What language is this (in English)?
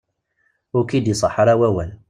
Kabyle